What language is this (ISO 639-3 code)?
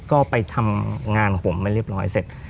tha